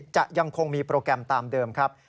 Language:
Thai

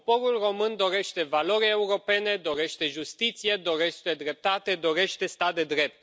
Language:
Romanian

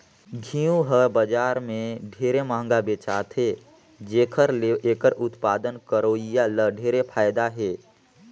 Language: Chhattisgarhi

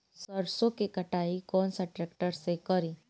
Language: Bhojpuri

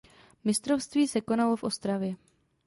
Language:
Czech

